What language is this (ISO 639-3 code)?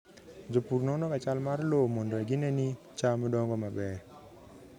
luo